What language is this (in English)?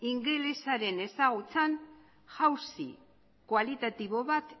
Basque